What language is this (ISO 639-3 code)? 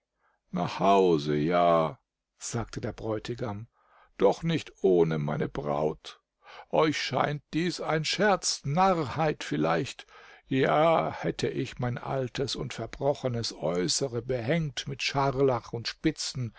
deu